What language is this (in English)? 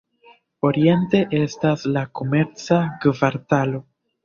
Esperanto